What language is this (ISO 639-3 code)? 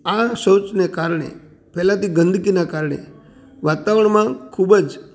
guj